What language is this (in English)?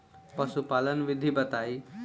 Bhojpuri